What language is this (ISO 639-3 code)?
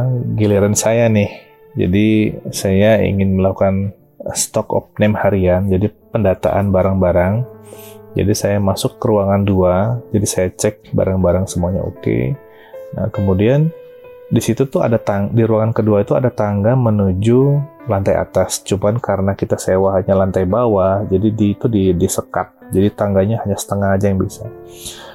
ind